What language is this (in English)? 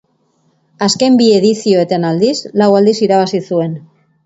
Basque